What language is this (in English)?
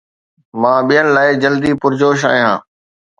Sindhi